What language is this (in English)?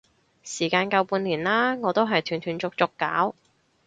Cantonese